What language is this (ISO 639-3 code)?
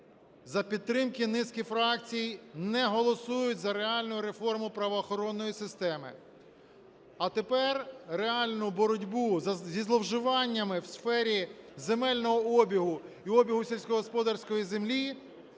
ukr